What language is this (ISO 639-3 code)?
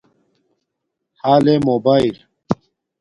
dmk